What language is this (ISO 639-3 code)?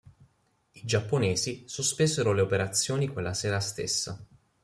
ita